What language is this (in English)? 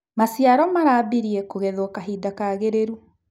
Kikuyu